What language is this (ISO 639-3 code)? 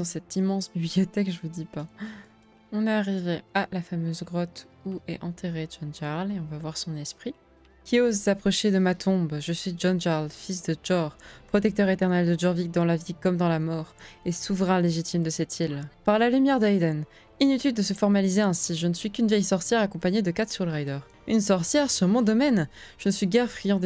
fra